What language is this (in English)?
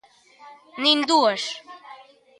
Galician